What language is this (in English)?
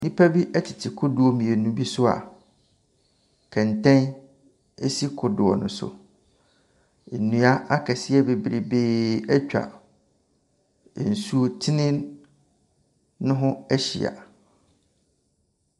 Akan